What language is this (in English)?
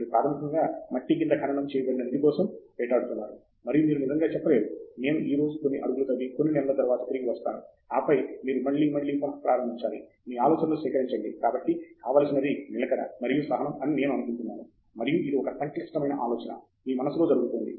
Telugu